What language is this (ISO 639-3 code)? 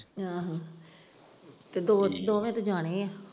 pan